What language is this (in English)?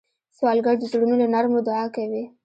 Pashto